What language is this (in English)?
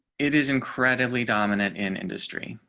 English